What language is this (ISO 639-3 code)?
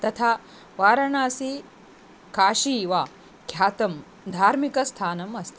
san